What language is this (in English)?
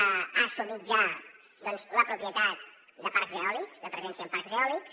Catalan